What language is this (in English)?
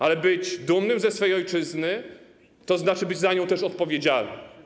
Polish